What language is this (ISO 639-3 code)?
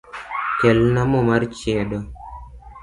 luo